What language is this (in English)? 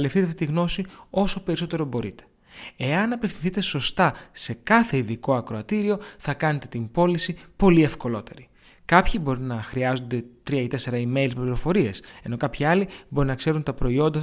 Greek